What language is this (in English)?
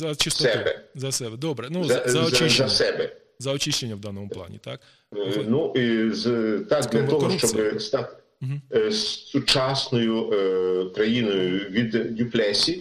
Ukrainian